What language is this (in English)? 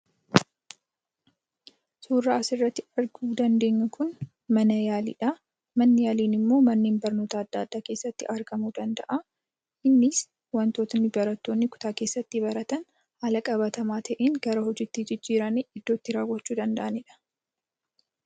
Oromo